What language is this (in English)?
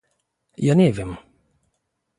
Polish